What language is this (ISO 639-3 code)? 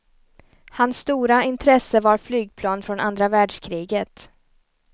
swe